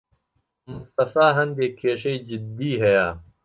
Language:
Central Kurdish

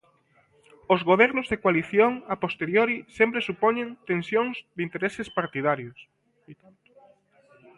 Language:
Galician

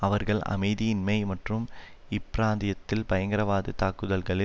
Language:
Tamil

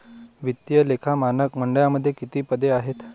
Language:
Marathi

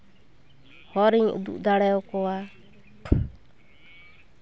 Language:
Santali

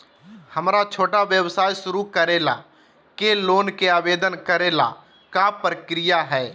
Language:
Magahi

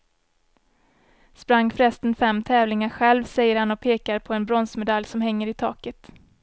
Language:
Swedish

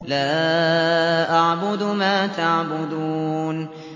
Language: Arabic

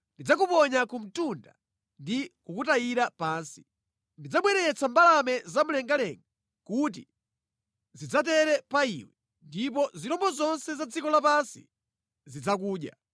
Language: Nyanja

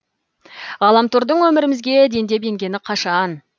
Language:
Kazakh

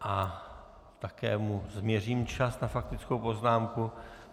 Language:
Czech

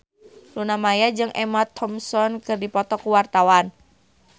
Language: Sundanese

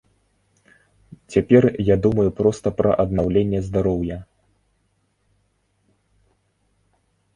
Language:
Belarusian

